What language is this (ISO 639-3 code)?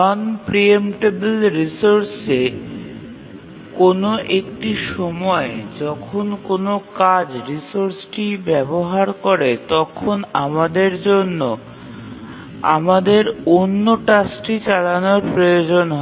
ben